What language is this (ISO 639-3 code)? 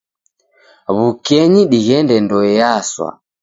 dav